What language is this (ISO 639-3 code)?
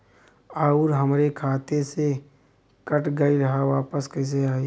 bho